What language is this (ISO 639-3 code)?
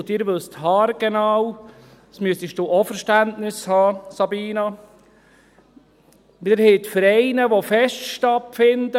gsw